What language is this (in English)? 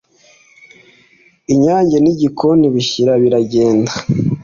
Kinyarwanda